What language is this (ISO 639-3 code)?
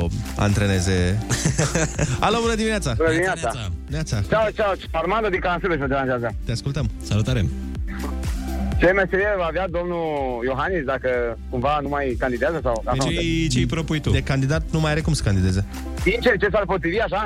ron